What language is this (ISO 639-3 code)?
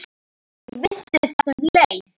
isl